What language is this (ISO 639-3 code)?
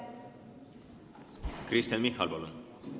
est